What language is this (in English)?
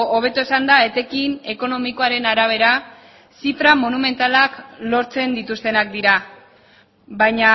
Basque